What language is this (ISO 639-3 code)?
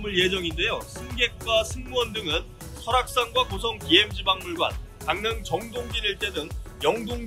kor